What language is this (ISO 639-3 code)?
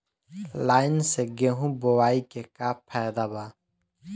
bho